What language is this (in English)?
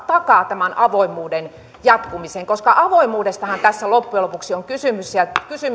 Finnish